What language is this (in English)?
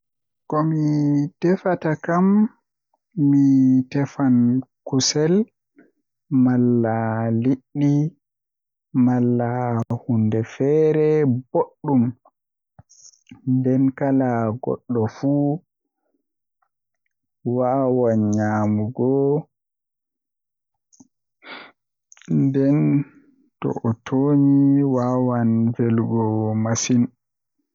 Western Niger Fulfulde